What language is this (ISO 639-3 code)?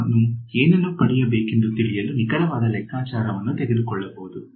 kan